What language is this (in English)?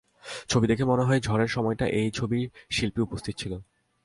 Bangla